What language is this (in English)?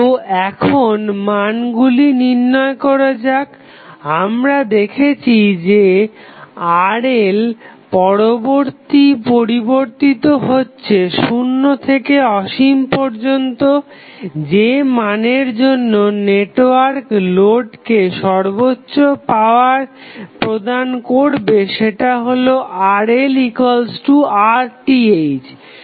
Bangla